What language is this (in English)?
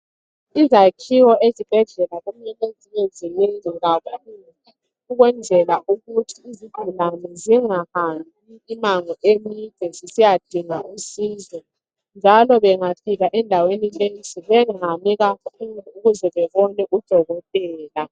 North Ndebele